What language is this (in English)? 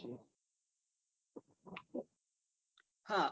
Gujarati